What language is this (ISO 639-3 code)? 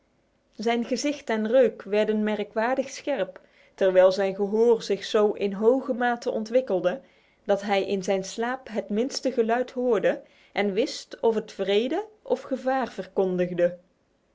nld